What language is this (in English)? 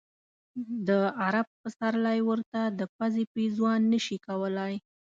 Pashto